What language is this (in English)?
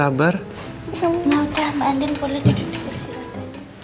Indonesian